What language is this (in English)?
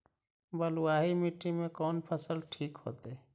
Magahi